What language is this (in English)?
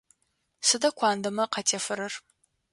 Adyghe